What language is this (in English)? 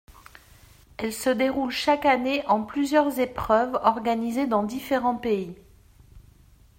French